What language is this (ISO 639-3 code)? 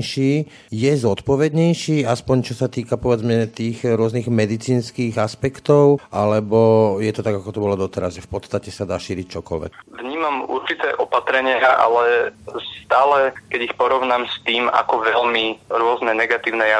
slk